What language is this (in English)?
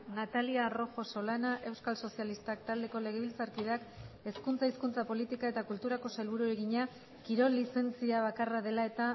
Basque